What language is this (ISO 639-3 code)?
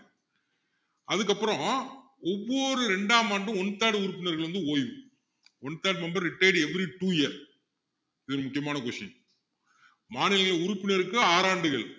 tam